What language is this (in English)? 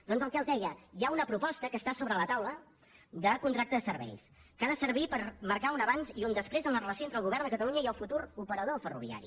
Catalan